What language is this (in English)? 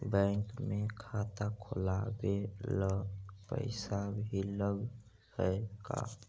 Magahi